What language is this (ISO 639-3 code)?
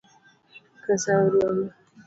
luo